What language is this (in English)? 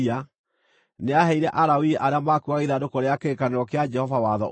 Kikuyu